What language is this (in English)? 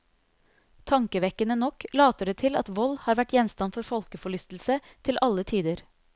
Norwegian